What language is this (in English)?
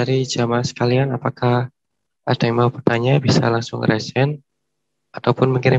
Indonesian